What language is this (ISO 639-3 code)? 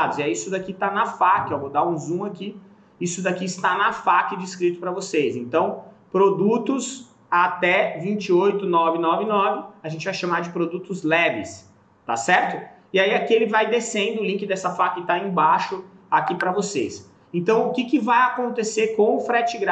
por